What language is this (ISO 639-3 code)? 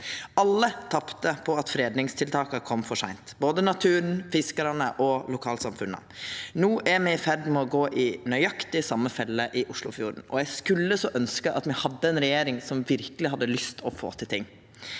nor